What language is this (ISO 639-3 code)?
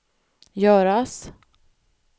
swe